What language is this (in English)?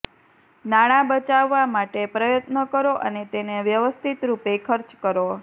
Gujarati